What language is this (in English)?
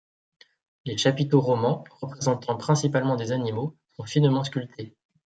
French